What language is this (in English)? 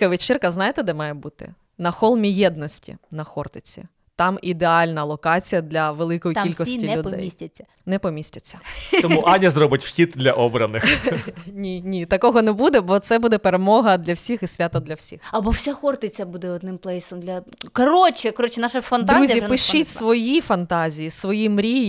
Ukrainian